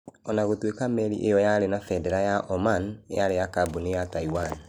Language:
Kikuyu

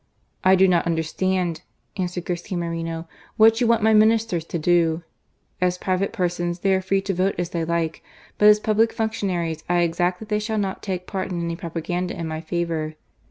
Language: English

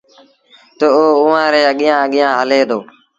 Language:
Sindhi Bhil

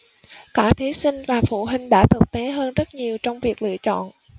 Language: Vietnamese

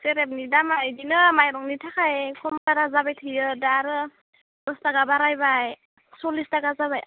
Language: Bodo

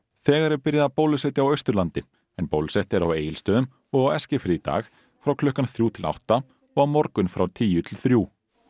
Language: Icelandic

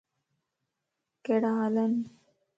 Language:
Lasi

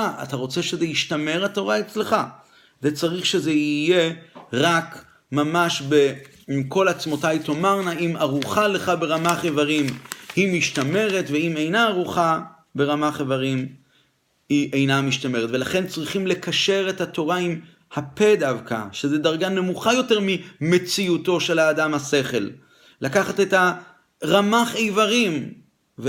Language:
Hebrew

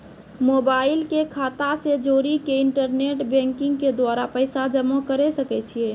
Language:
Maithili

